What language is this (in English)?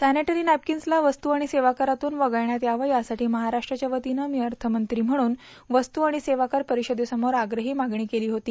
Marathi